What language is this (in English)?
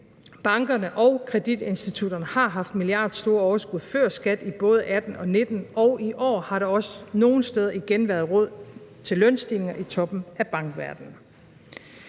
Danish